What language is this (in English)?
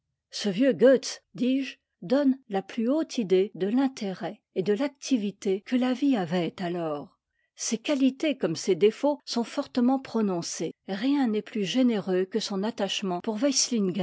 French